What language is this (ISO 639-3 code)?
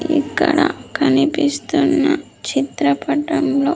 tel